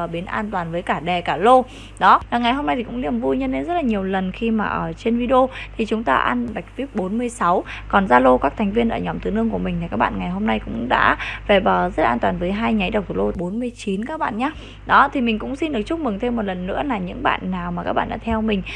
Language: Vietnamese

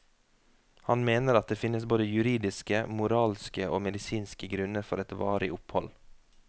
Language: Norwegian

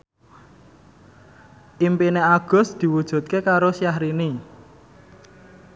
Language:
Javanese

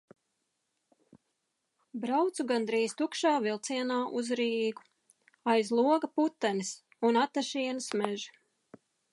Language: Latvian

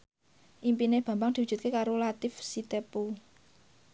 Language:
Javanese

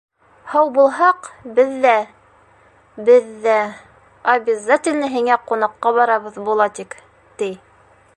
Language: Bashkir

